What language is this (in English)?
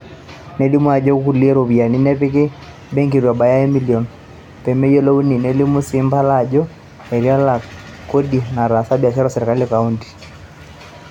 Masai